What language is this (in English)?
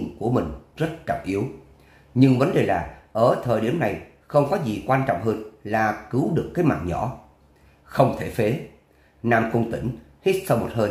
Vietnamese